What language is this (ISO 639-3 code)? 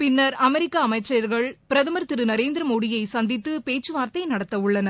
tam